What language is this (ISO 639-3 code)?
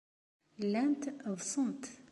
kab